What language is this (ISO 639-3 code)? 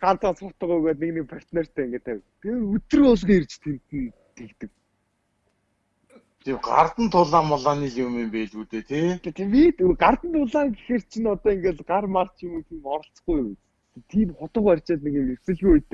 tur